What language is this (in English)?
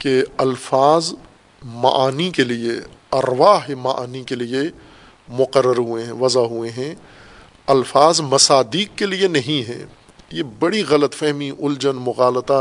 Urdu